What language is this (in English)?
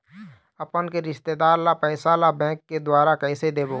Chhattisgarhi